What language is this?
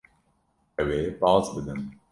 Kurdish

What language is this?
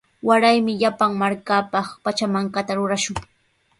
Sihuas Ancash Quechua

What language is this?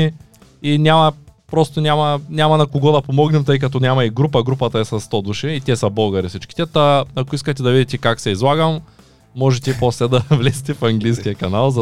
Bulgarian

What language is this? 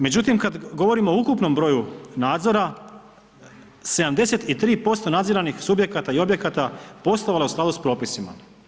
Croatian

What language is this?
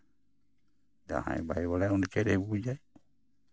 Santali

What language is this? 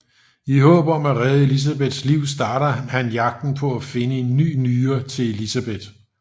Danish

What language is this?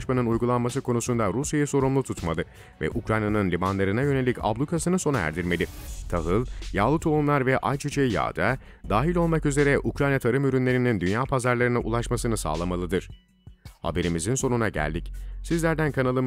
Turkish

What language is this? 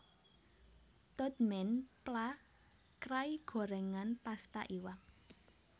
Javanese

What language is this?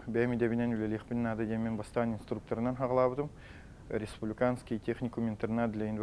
Russian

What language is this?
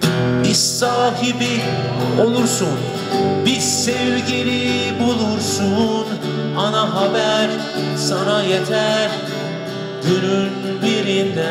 Turkish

